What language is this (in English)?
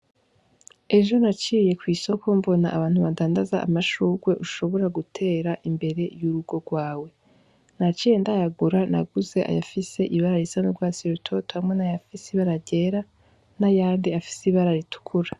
Rundi